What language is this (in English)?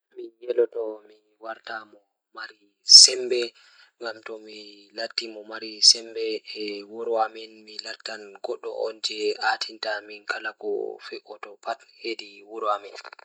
Fula